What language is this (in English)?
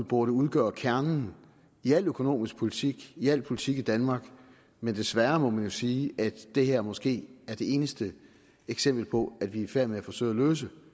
Danish